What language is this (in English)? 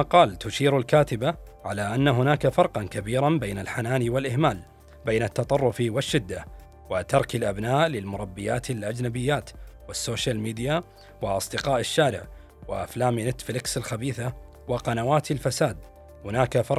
Arabic